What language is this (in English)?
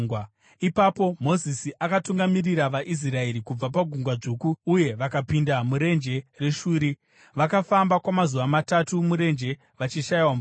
Shona